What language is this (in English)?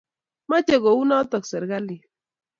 Kalenjin